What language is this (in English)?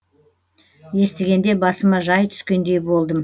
Kazakh